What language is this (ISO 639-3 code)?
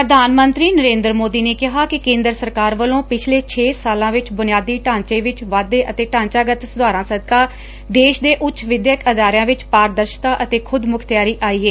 pan